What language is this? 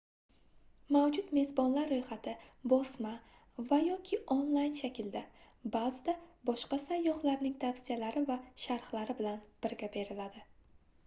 Uzbek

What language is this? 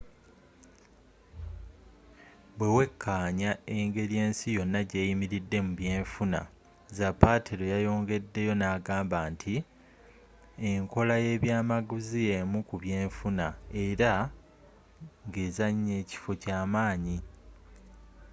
Ganda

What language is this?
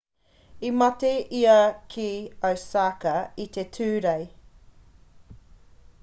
Māori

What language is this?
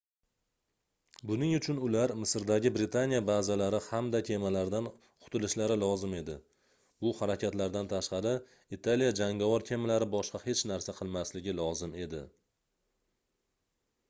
Uzbek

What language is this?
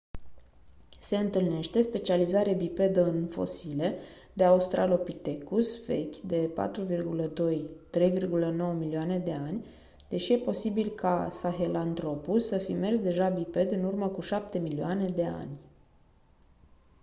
Romanian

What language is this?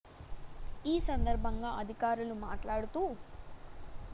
Telugu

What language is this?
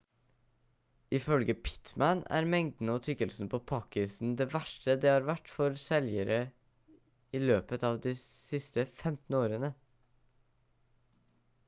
Norwegian Bokmål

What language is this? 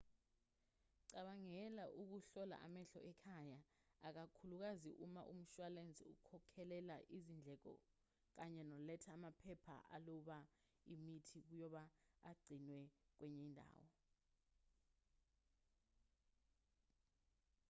Zulu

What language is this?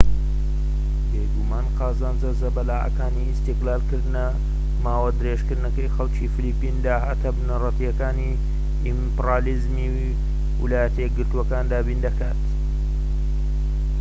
Central Kurdish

